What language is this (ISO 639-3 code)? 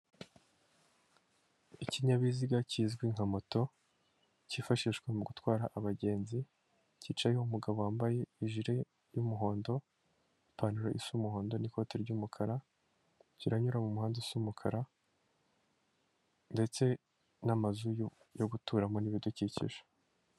kin